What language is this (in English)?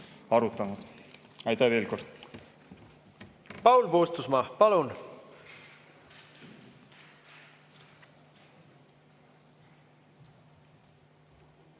Estonian